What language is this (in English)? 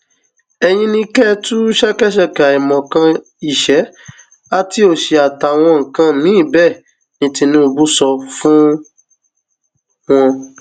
Yoruba